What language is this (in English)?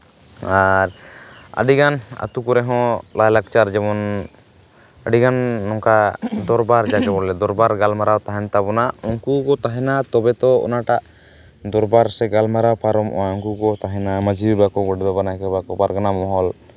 Santali